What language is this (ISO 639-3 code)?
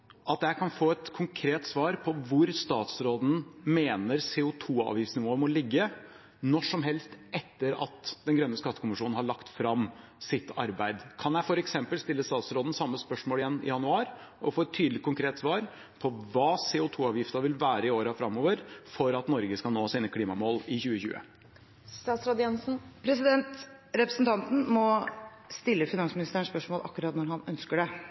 nob